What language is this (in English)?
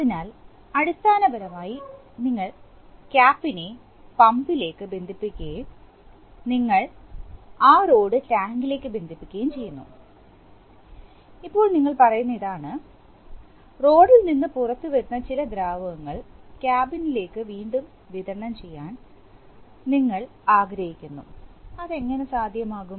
Malayalam